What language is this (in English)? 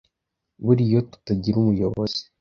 Kinyarwanda